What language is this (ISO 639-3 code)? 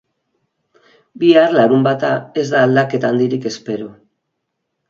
eus